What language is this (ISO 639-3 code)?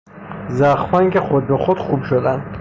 fas